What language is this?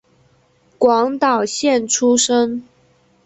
Chinese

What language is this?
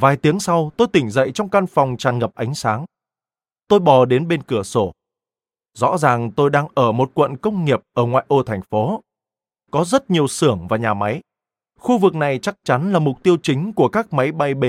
Vietnamese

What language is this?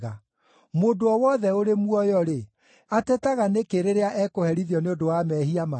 Kikuyu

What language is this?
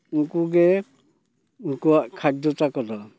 Santali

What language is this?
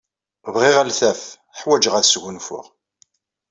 Kabyle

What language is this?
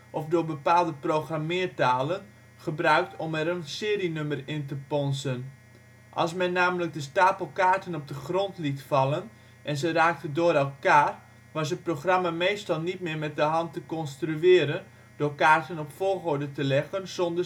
Dutch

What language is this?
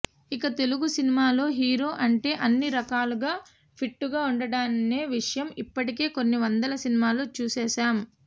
Telugu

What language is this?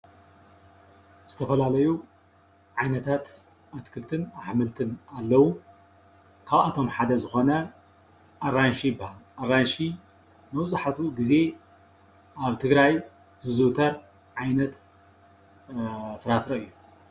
Tigrinya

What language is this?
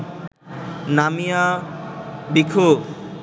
Bangla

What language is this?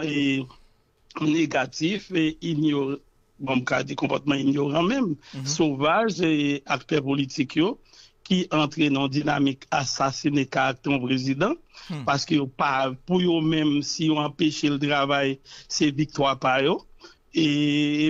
French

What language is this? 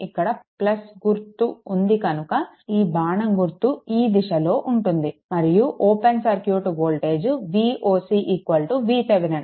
Telugu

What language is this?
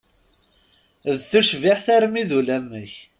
Kabyle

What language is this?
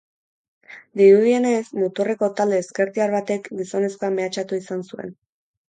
Basque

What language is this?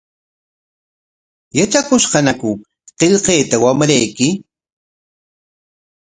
Corongo Ancash Quechua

